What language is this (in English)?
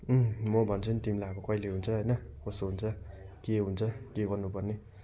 Nepali